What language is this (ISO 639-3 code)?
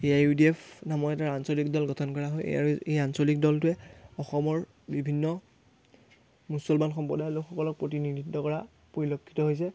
asm